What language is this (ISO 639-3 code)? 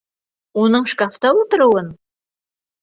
bak